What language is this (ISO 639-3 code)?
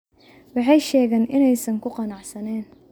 som